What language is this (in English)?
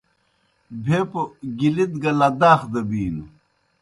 Kohistani Shina